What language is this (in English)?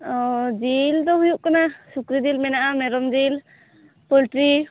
Santali